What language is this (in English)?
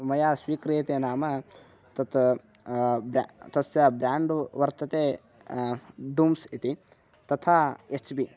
Sanskrit